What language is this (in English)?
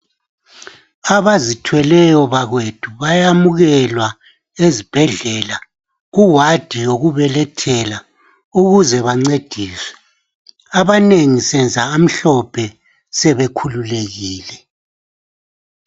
North Ndebele